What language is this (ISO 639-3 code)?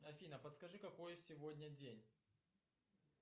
rus